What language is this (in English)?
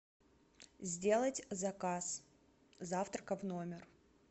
Russian